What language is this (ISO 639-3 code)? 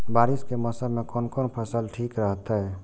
mai